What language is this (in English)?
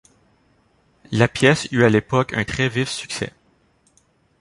French